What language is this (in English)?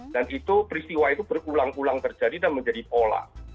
Indonesian